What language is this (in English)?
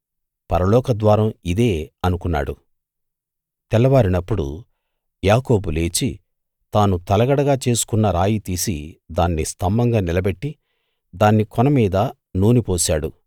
Telugu